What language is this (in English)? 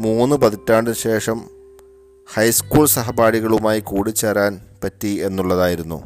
Malayalam